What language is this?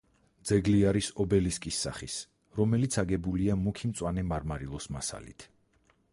Georgian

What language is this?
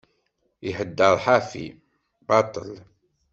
Kabyle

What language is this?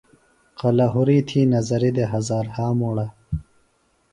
Phalura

